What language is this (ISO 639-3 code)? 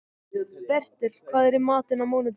isl